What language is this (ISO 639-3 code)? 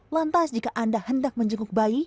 ind